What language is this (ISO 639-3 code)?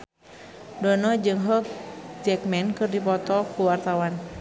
sun